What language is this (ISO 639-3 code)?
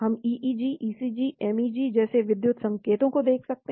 hin